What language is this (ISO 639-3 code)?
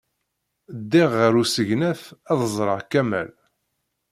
kab